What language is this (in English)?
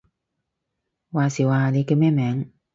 Cantonese